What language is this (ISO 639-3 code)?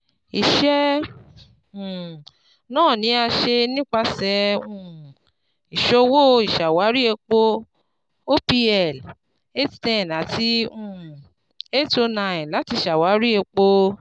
yor